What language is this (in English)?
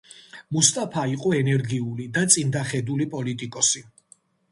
Georgian